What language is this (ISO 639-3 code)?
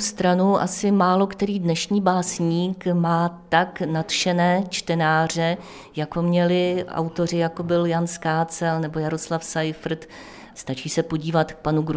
ces